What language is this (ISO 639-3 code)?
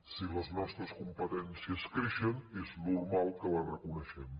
cat